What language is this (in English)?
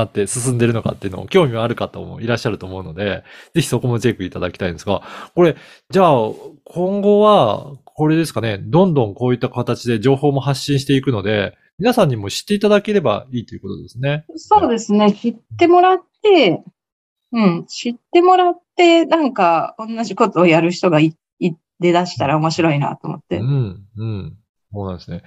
Japanese